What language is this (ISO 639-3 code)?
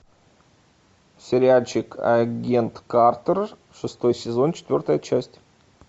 rus